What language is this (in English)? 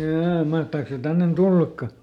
Finnish